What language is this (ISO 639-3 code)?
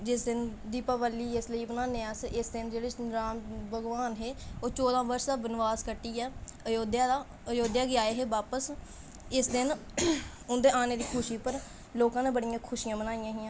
doi